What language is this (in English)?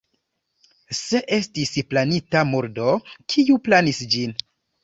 Esperanto